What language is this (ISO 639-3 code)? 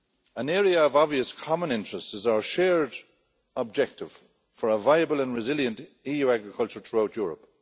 eng